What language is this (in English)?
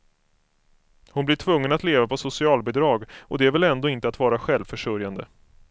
Swedish